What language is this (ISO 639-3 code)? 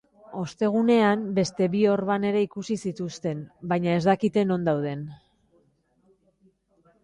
eus